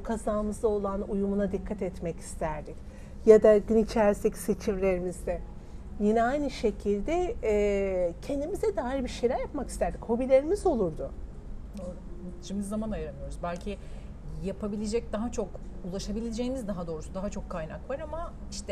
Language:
Turkish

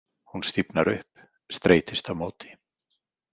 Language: Icelandic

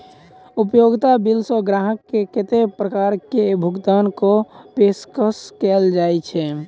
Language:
Maithili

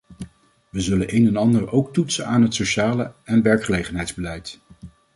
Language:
Dutch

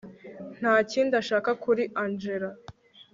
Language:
Kinyarwanda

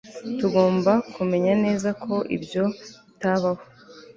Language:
Kinyarwanda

